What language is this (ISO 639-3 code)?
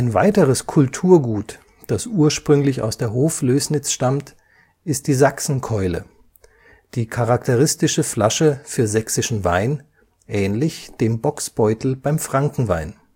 deu